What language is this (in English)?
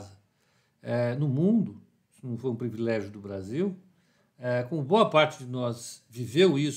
Portuguese